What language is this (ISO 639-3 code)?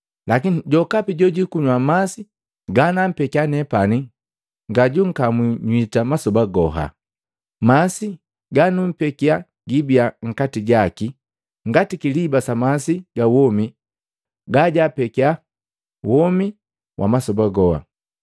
mgv